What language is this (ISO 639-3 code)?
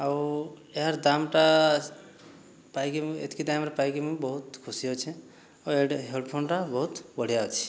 ori